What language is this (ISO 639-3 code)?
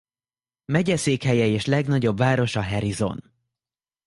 hun